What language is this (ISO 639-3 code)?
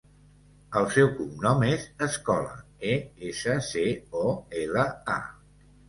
cat